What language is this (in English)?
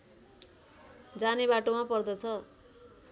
Nepali